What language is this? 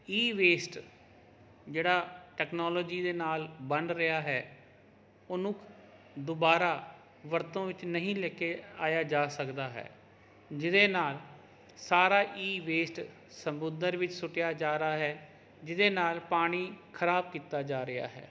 Punjabi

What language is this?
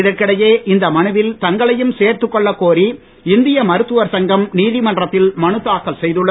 Tamil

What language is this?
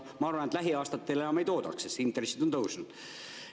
Estonian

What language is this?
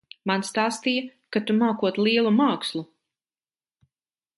Latvian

